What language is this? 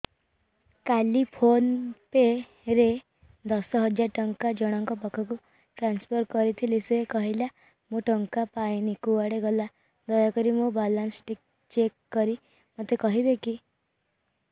Odia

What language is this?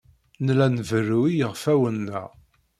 Kabyle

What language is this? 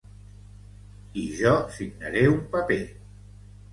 Catalan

